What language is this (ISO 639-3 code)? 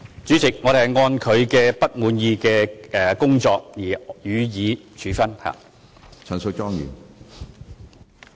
yue